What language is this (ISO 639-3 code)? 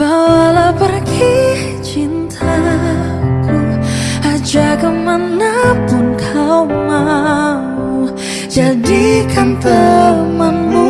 ind